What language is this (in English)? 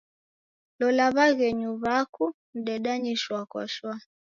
Taita